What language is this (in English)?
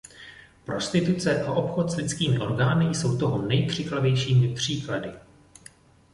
Czech